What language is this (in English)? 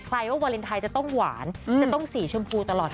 Thai